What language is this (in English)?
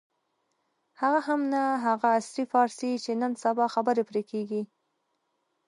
Pashto